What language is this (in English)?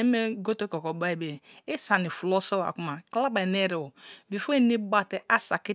Kalabari